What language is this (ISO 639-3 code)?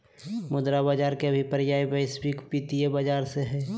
mag